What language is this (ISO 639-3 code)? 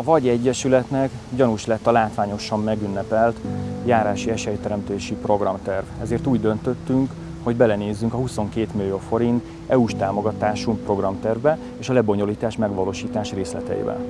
hun